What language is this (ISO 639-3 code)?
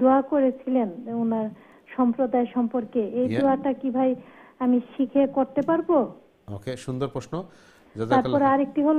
ara